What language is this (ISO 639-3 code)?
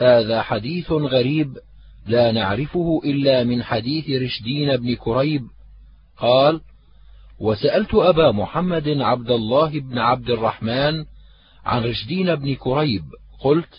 ara